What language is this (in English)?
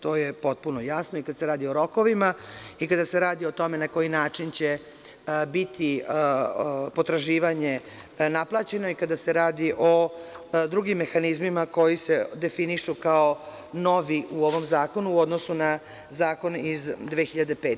Serbian